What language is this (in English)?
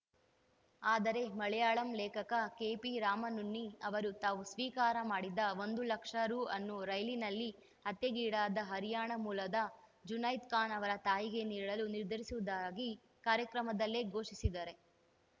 Kannada